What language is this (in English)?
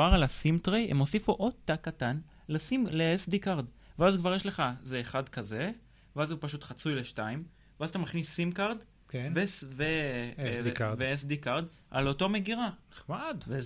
Hebrew